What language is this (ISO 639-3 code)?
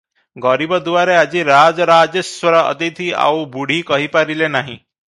ori